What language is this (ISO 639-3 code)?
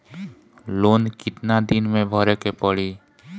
bho